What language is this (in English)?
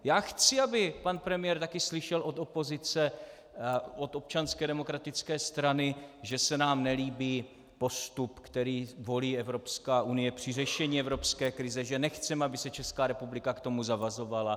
Czech